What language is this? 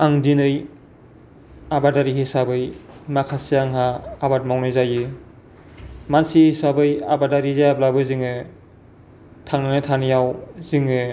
Bodo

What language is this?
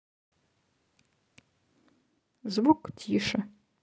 Russian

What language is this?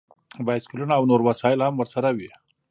Pashto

